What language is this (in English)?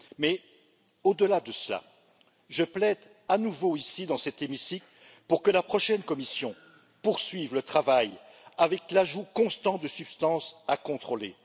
French